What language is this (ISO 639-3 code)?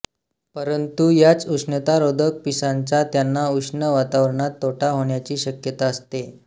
mar